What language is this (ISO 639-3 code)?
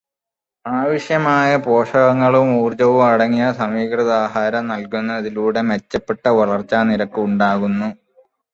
mal